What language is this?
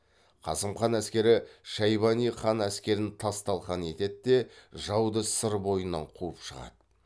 Kazakh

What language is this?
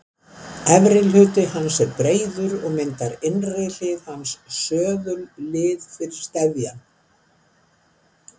Icelandic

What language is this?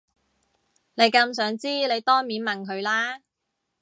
Cantonese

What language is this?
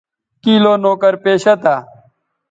Bateri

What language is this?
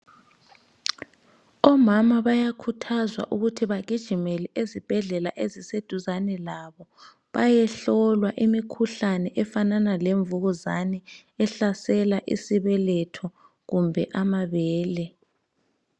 North Ndebele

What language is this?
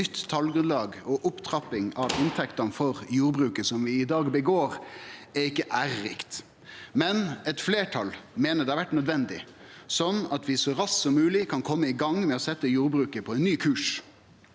Norwegian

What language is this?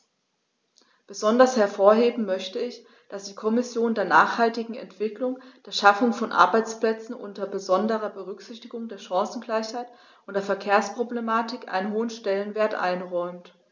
German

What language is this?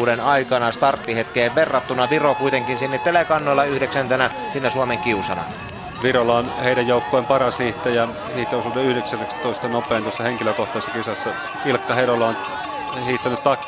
Finnish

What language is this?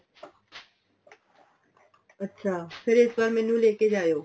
Punjabi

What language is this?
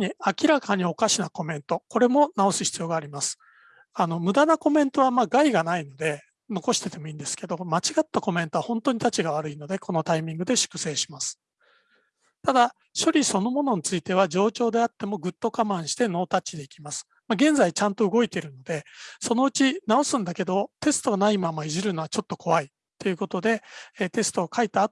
Japanese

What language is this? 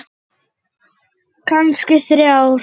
Icelandic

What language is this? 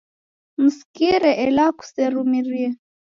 Taita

